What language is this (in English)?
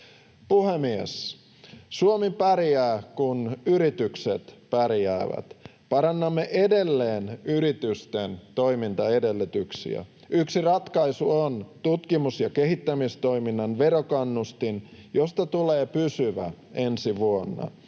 Finnish